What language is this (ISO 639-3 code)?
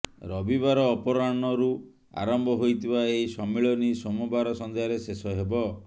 ori